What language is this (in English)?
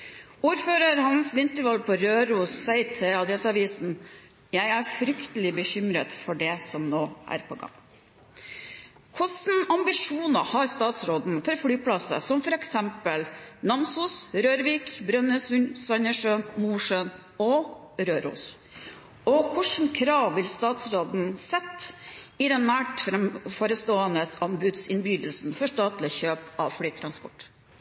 Norwegian Bokmål